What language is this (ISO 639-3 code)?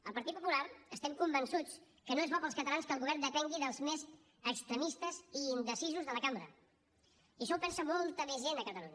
cat